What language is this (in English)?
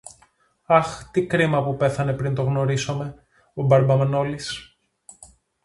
Greek